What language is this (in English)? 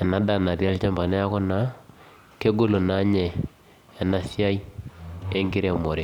Masai